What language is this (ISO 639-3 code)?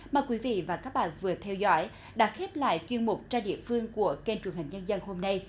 vie